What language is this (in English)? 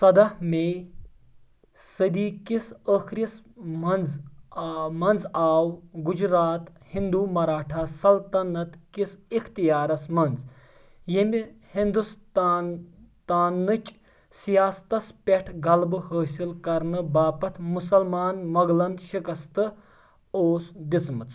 Kashmiri